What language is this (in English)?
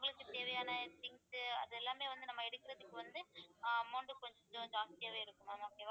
Tamil